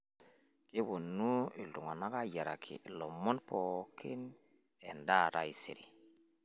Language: Masai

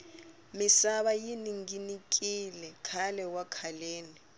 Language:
Tsonga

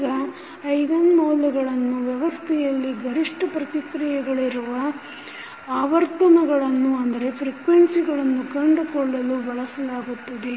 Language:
Kannada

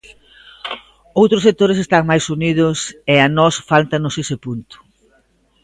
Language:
Galician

